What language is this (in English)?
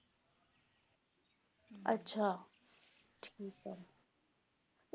Punjabi